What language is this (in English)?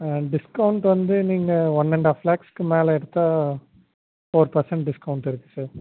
Tamil